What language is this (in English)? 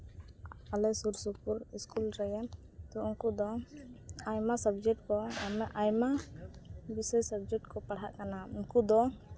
Santali